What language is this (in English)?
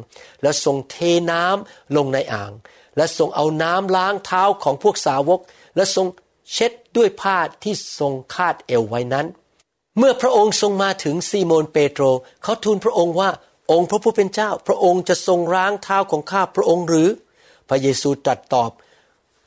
Thai